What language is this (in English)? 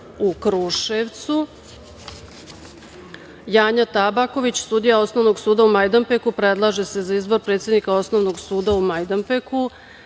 Serbian